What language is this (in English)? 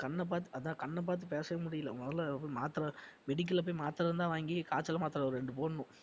Tamil